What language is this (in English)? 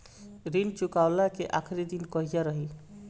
Bhojpuri